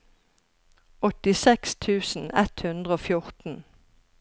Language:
Norwegian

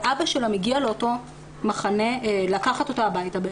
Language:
Hebrew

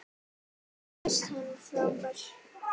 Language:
Icelandic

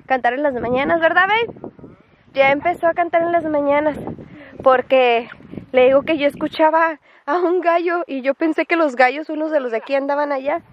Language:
Spanish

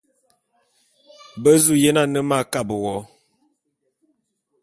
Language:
Bulu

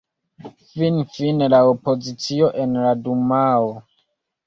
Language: Esperanto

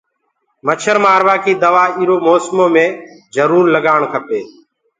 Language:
Gurgula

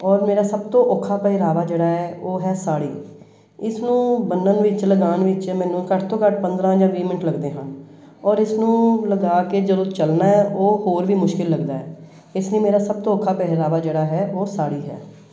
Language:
Punjabi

